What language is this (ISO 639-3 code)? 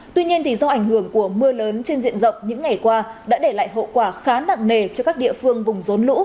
vie